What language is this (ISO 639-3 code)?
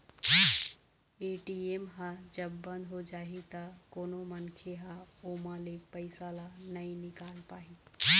hne